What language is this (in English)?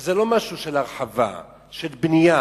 Hebrew